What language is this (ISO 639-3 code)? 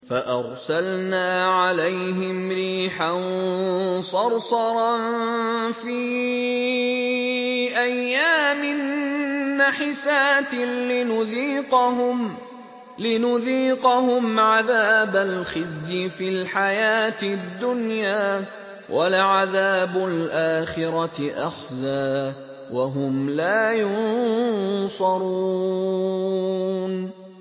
ara